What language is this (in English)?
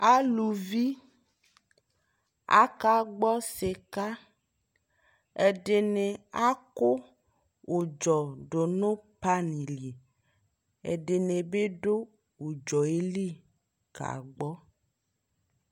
Ikposo